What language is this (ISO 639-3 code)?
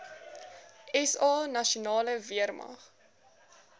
afr